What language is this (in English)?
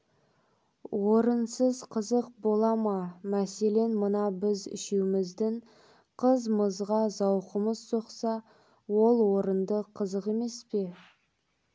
Kazakh